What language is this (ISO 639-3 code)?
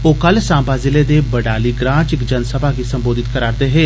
doi